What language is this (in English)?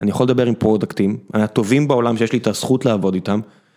Hebrew